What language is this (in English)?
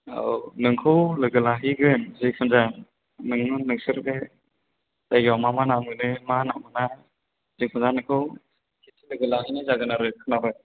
Bodo